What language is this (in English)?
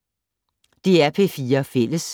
Danish